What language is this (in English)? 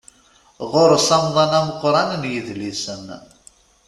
Kabyle